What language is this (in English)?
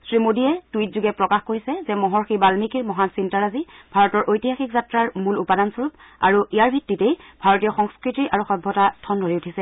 Assamese